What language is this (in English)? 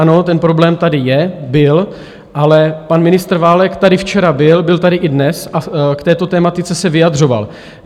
Czech